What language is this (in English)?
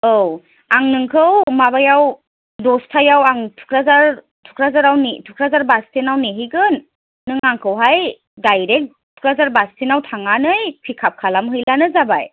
Bodo